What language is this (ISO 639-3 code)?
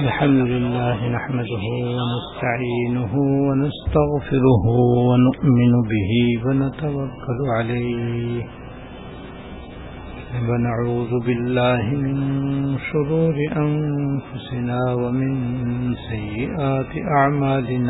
urd